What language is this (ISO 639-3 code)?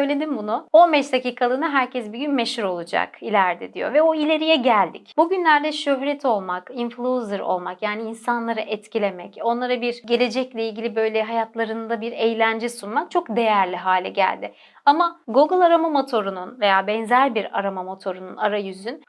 tur